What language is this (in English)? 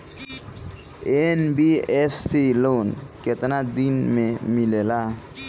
Bhojpuri